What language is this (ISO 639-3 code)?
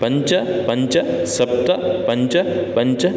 san